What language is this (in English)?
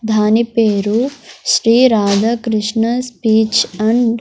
Telugu